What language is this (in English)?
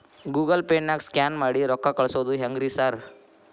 Kannada